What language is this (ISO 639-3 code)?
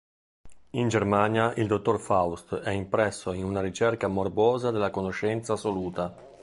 ita